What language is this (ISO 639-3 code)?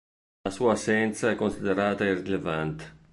ita